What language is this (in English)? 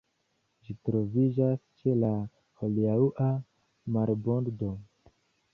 Esperanto